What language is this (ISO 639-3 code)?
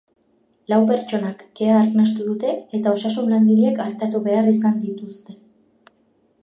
eus